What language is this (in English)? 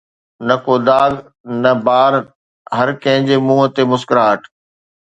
Sindhi